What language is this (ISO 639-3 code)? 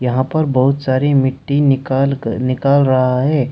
hin